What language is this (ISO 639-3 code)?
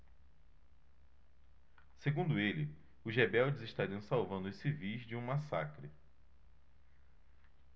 por